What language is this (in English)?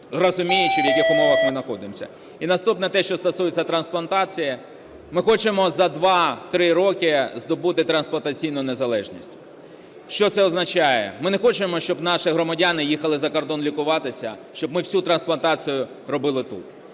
Ukrainian